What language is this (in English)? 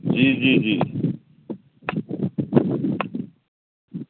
Urdu